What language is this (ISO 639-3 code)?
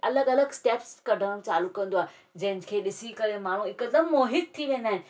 snd